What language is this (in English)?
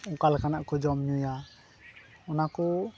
Santali